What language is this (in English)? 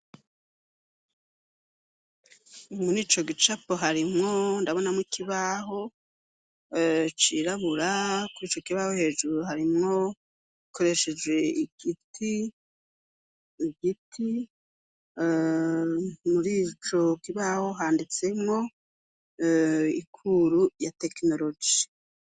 Rundi